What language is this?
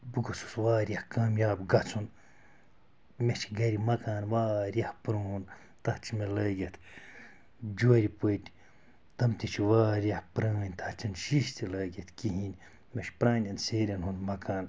Kashmiri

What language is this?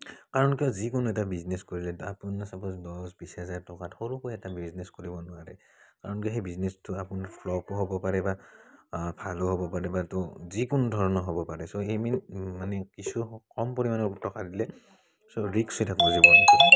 Assamese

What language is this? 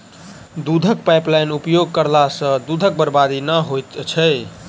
Maithili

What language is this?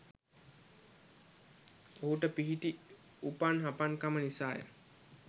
Sinhala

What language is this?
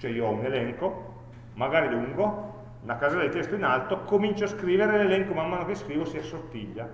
Italian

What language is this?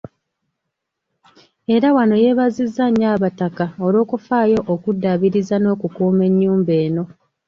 Ganda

